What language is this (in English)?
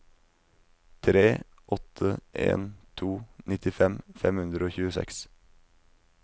Norwegian